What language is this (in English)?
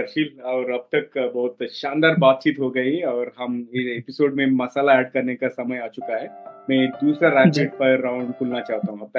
Hindi